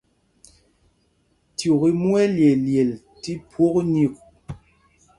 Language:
Mpumpong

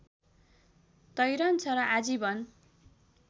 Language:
Nepali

